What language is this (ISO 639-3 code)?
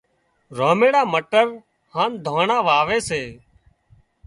kxp